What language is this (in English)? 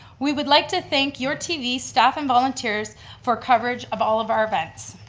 English